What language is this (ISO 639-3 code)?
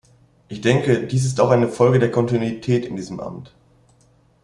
deu